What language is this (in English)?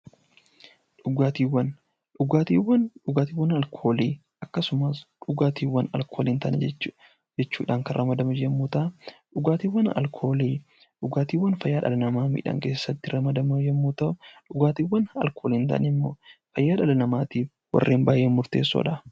Oromo